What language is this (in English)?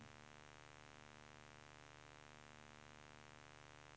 Swedish